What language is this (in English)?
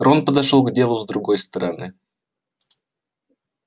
Russian